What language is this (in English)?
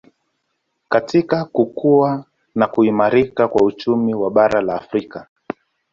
Swahili